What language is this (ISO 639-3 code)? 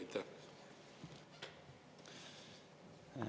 est